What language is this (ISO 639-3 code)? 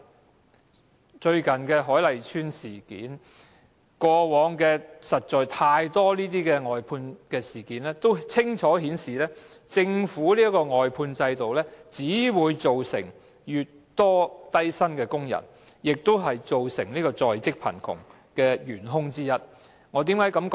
yue